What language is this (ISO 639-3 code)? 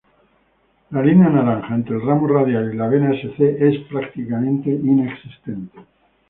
spa